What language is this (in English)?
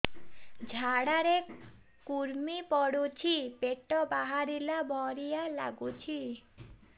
Odia